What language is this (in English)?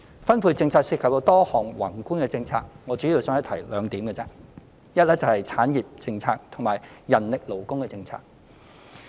Cantonese